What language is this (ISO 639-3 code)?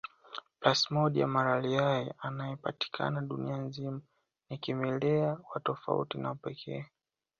swa